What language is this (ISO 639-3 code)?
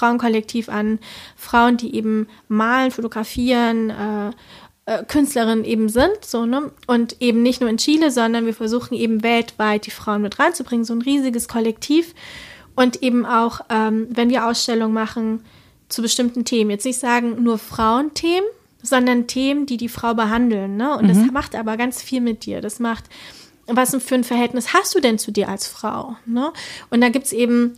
deu